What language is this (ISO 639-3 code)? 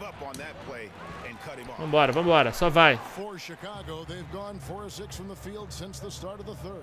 por